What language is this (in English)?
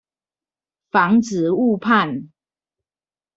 Chinese